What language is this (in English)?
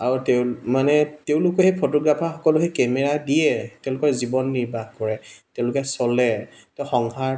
Assamese